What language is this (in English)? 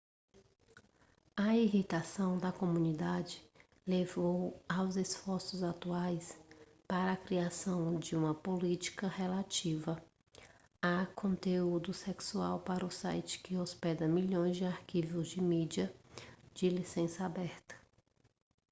Portuguese